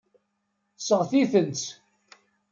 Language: Kabyle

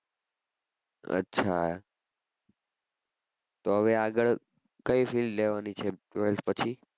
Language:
Gujarati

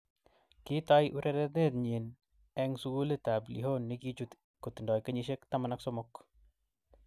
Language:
Kalenjin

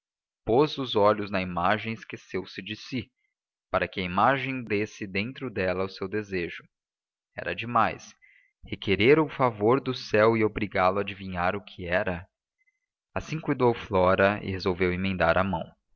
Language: Portuguese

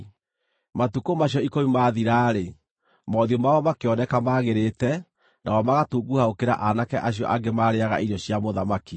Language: Kikuyu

